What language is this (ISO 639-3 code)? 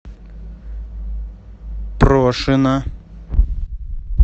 rus